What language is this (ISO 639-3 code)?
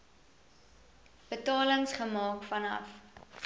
afr